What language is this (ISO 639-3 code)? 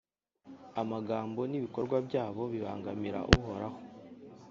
kin